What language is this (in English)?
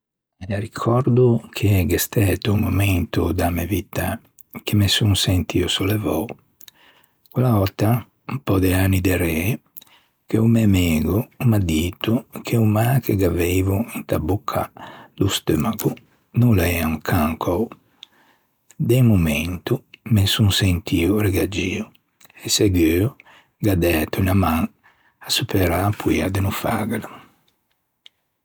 Ligurian